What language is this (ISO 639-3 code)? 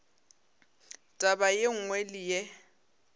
nso